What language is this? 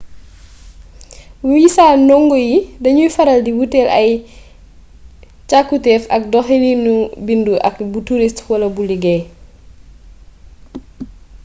Wolof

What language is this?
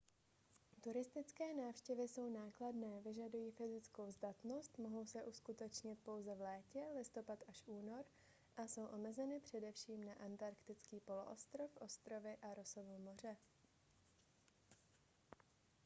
Czech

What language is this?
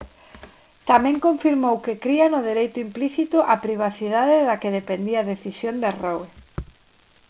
Galician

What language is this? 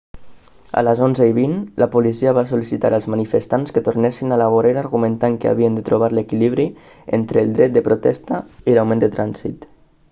Catalan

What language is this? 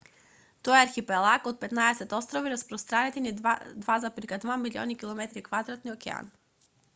Macedonian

